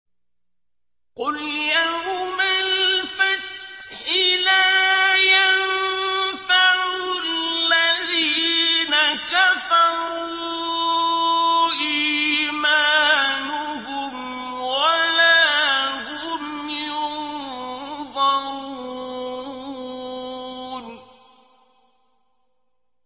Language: Arabic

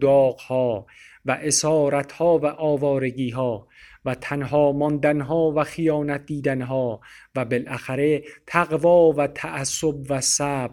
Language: Persian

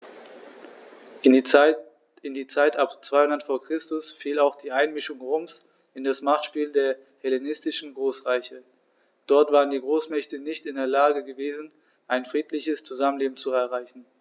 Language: German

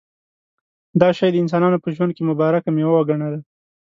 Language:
Pashto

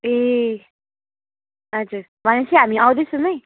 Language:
Nepali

